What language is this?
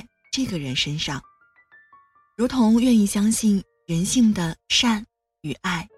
Chinese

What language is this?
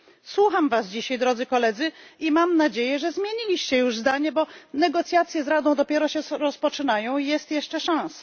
Polish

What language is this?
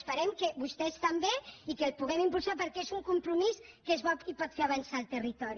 Catalan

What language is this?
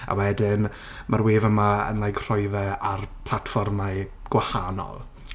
Welsh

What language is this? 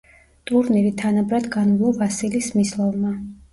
Georgian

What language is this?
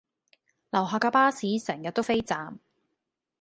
Cantonese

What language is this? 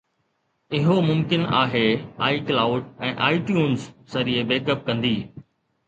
Sindhi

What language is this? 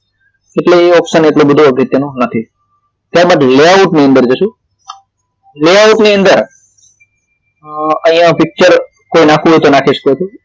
Gujarati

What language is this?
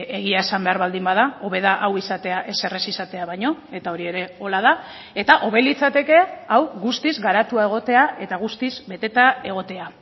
Basque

